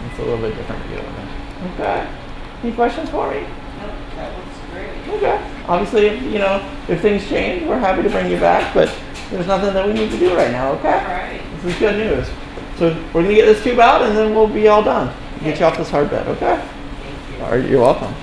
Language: English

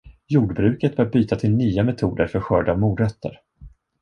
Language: Swedish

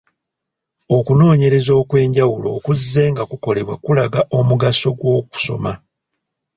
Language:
Ganda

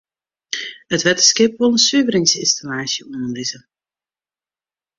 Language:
Western Frisian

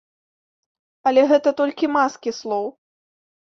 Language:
Belarusian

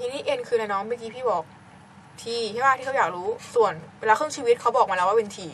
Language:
Thai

